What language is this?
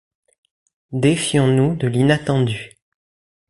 French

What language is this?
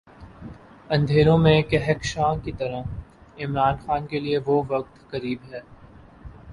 Urdu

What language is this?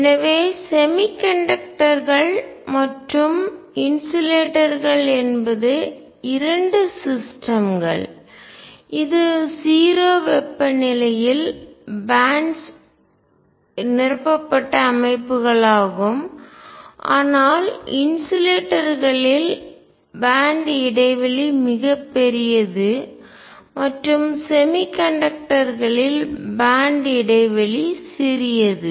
Tamil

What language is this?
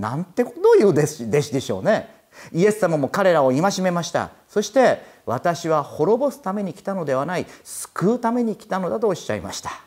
Japanese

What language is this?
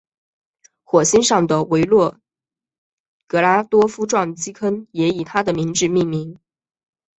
Chinese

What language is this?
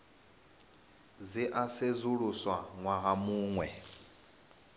Venda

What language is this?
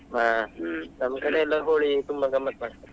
Kannada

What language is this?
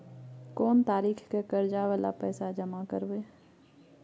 Maithili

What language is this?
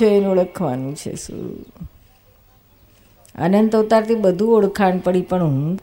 Gujarati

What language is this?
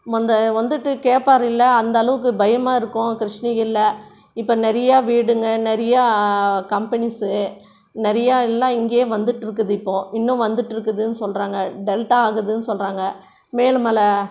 Tamil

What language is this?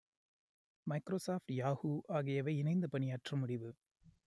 Tamil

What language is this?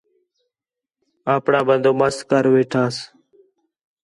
Khetrani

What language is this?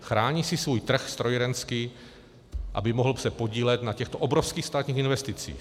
Czech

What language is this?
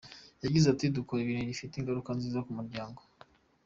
Kinyarwanda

